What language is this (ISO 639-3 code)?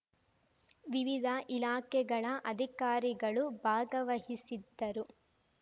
kan